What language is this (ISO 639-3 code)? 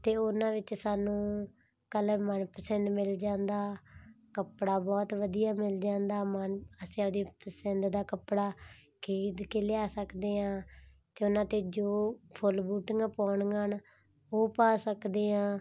pan